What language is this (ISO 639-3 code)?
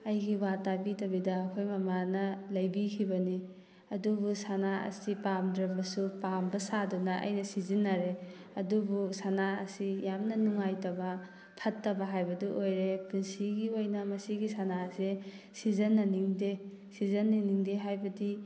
mni